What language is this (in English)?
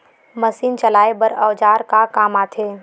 Chhattisgarhi